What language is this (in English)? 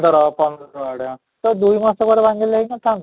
Odia